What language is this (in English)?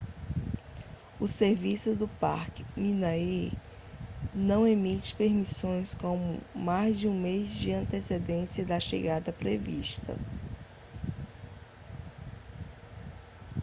Portuguese